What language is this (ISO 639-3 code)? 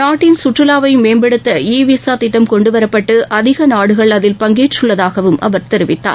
tam